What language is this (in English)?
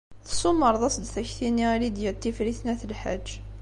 Kabyle